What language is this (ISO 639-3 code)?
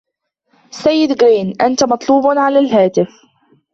ara